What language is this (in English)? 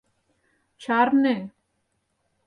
Mari